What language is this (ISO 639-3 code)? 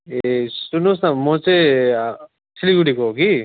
nep